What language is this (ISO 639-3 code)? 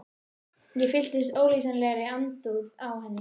isl